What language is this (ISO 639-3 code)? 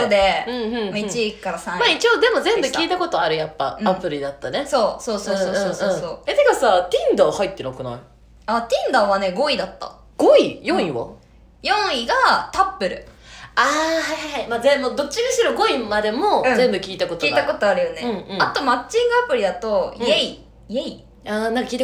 jpn